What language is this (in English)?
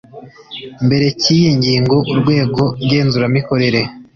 Kinyarwanda